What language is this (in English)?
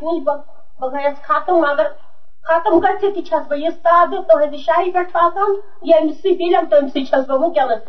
Urdu